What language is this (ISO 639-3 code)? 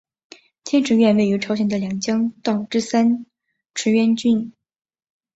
zho